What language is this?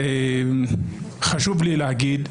Hebrew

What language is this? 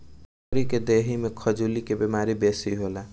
Bhojpuri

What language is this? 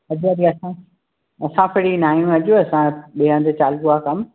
Sindhi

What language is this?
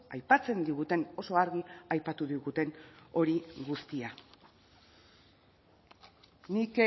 Basque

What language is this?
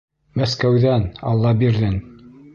Bashkir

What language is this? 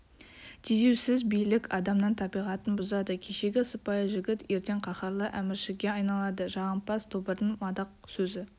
Kazakh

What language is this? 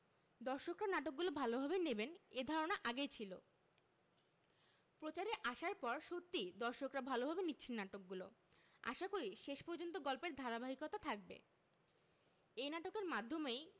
Bangla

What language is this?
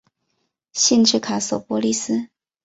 Chinese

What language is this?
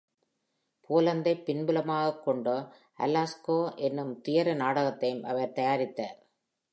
Tamil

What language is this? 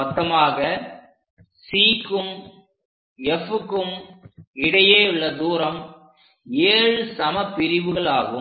Tamil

